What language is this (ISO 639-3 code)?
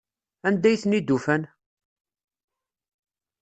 kab